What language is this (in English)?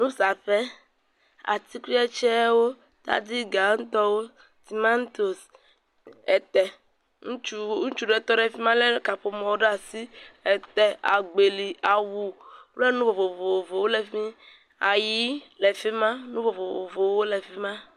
Ewe